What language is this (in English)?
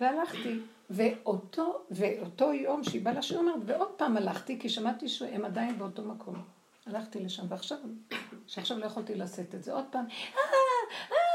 Hebrew